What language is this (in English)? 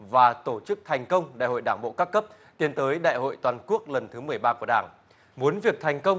Vietnamese